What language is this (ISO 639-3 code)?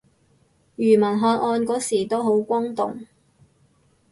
yue